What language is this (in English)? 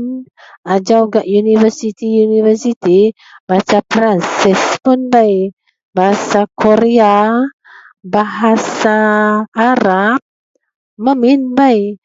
Central Melanau